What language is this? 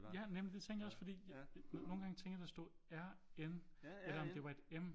Danish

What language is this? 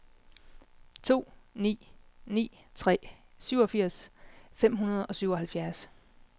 Danish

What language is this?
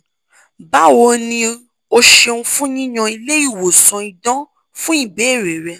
Yoruba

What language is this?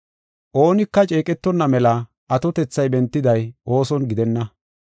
Gofa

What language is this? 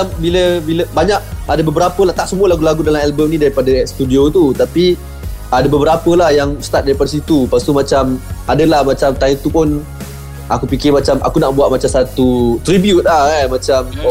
Malay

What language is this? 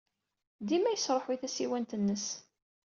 Kabyle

